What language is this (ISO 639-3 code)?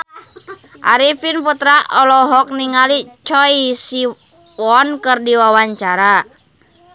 sun